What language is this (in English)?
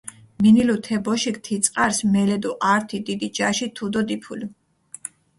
Mingrelian